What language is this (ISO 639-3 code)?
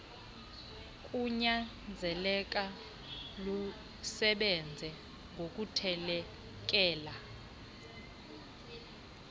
xho